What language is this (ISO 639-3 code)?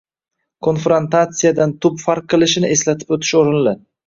uzb